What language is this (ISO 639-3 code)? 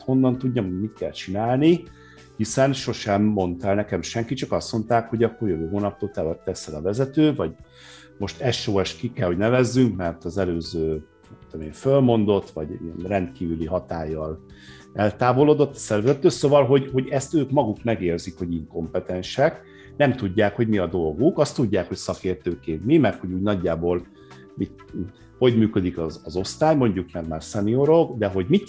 hun